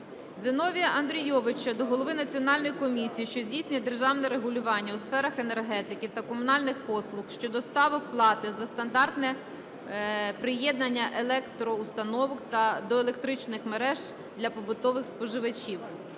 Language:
Ukrainian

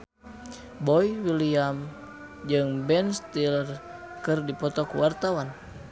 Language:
Sundanese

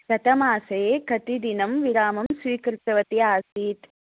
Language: Sanskrit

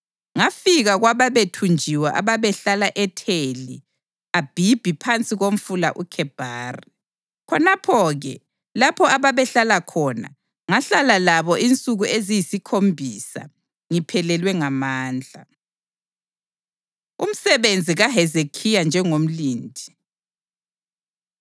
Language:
North Ndebele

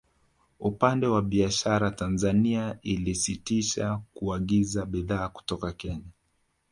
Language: Swahili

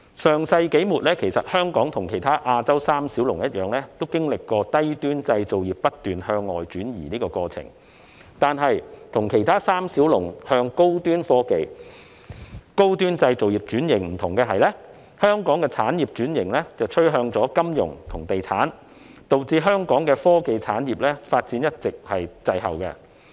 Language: Cantonese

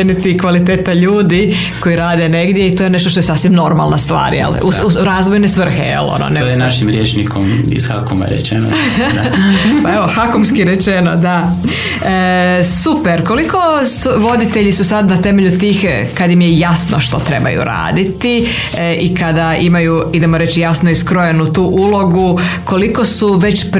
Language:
Croatian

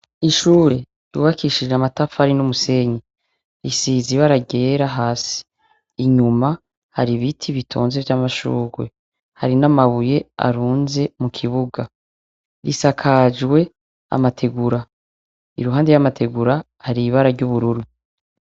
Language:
Rundi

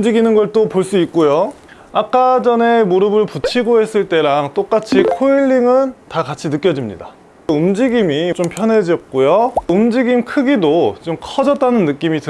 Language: Korean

